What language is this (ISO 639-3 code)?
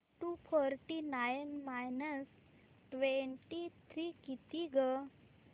mar